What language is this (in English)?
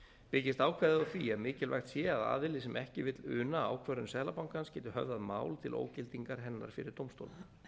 Icelandic